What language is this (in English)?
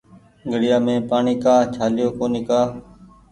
Goaria